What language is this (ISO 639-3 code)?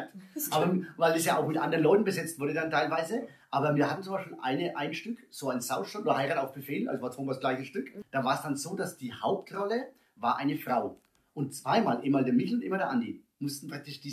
deu